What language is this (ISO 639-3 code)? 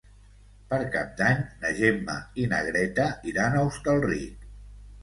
cat